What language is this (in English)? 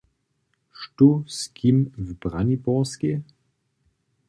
Upper Sorbian